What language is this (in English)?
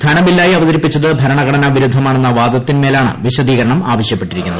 Malayalam